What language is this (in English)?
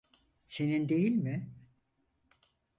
Turkish